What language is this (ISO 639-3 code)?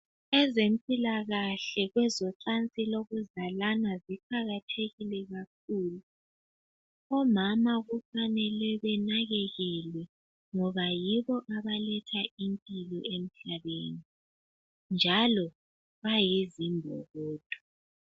nde